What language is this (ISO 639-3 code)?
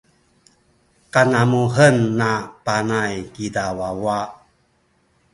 szy